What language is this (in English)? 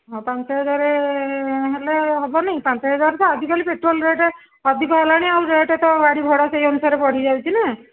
Odia